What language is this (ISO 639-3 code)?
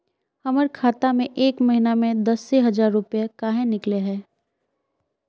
mag